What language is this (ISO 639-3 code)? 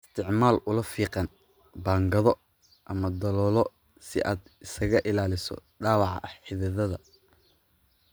som